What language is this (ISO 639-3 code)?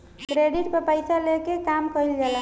bho